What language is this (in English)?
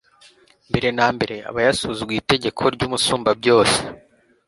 Kinyarwanda